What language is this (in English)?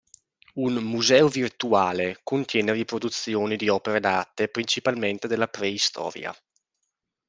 Italian